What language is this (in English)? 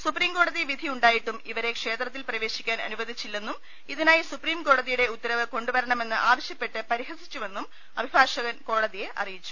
Malayalam